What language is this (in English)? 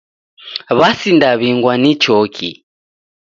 Taita